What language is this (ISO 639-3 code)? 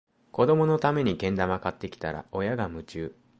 jpn